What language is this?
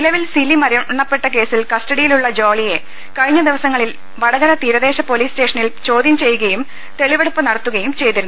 Malayalam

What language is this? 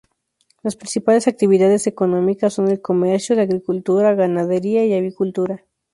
Spanish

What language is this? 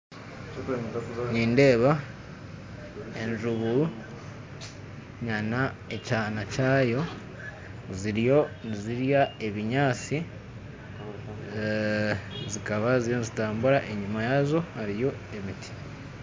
Nyankole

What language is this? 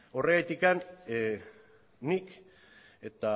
Basque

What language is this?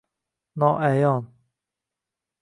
Uzbek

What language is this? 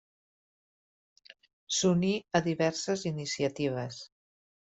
Catalan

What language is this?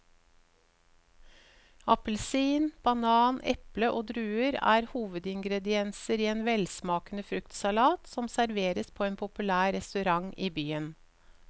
Norwegian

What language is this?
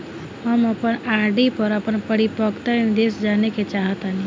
Bhojpuri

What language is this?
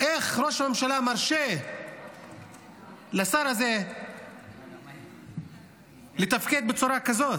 Hebrew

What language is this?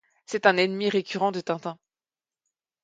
French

